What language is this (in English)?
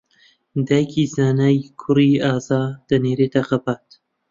Central Kurdish